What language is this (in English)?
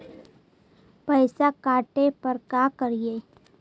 Magahi